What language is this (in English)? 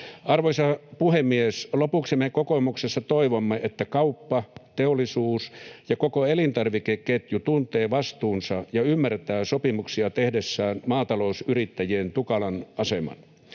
Finnish